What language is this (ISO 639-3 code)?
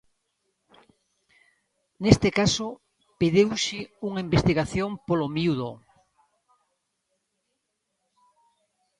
glg